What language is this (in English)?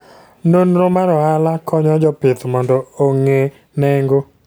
Luo (Kenya and Tanzania)